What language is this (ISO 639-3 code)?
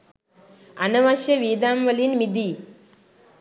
sin